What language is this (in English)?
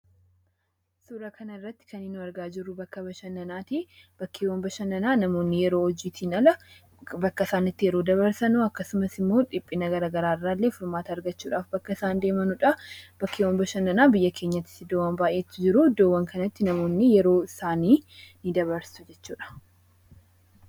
Oromo